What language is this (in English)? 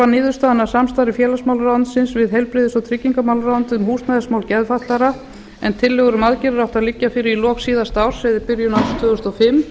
Icelandic